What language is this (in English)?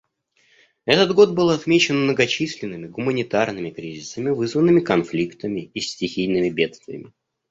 Russian